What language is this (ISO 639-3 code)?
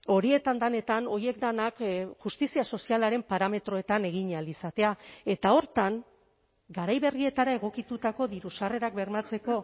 eus